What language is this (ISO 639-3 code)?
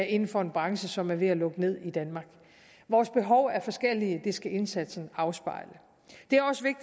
dan